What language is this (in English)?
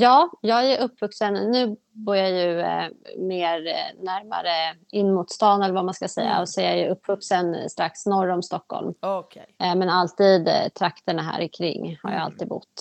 Swedish